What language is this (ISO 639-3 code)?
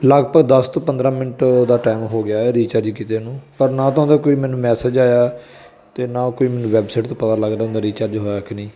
pan